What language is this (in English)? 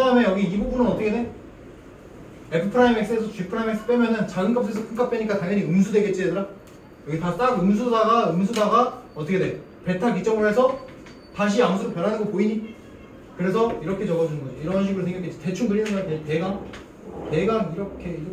Korean